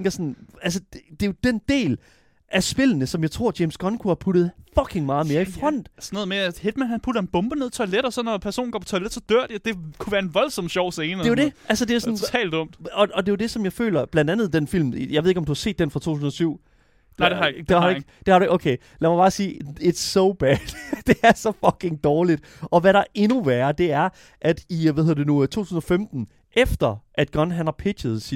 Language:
Danish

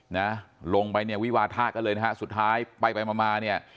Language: Thai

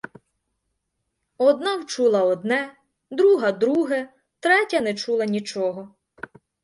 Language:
Ukrainian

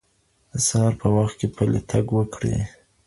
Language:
Pashto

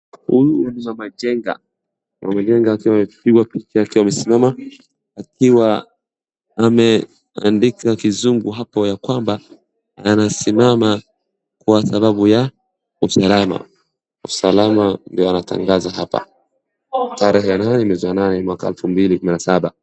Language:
Swahili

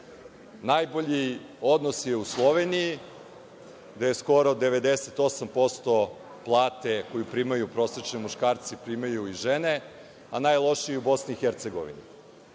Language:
Serbian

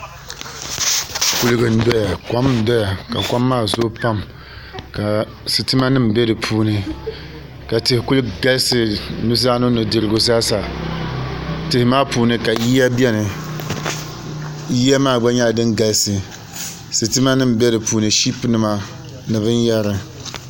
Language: Dagbani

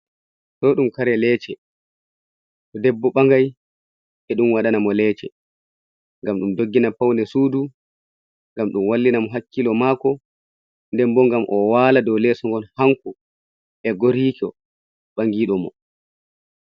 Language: Fula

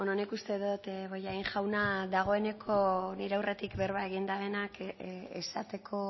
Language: Basque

